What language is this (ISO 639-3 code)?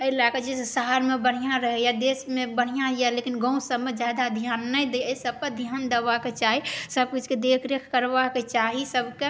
mai